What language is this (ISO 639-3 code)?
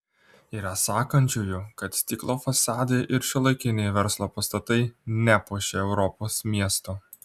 lit